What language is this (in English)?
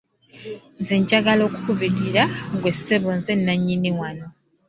Ganda